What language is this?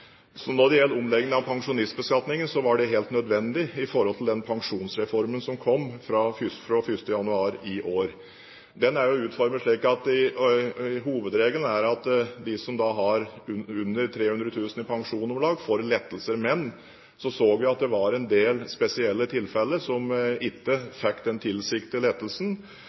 Norwegian Bokmål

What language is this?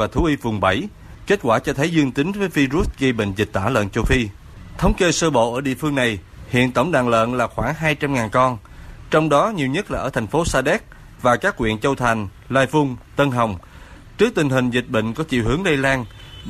Vietnamese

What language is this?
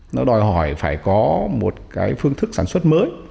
Vietnamese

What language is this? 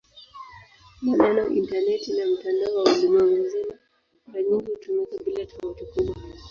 Swahili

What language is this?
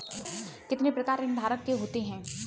Hindi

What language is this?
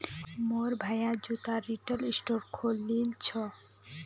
Magahi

